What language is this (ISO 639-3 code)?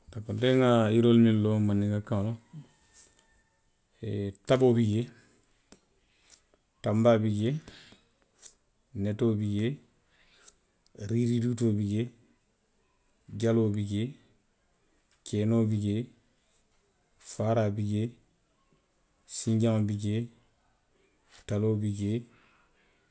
mlq